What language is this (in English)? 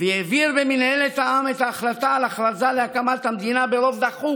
Hebrew